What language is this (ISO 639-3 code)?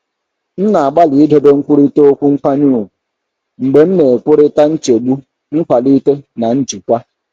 ibo